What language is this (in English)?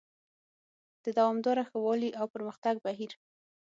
Pashto